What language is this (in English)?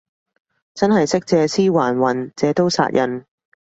Cantonese